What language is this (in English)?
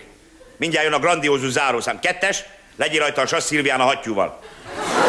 Hungarian